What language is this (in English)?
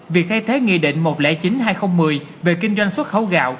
Vietnamese